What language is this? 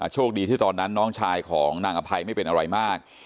Thai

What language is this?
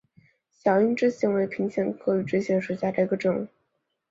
Chinese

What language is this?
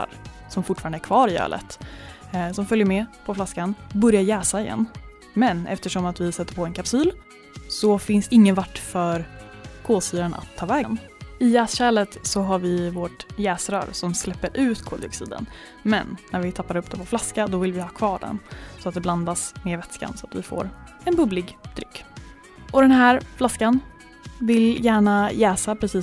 Swedish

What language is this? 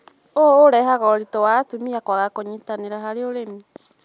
Kikuyu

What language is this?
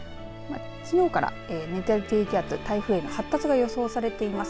Japanese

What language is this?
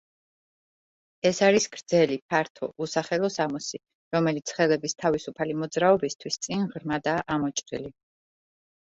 Georgian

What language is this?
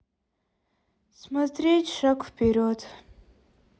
Russian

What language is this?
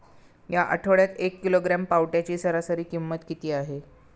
Marathi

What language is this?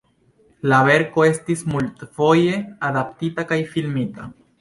Esperanto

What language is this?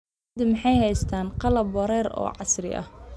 Somali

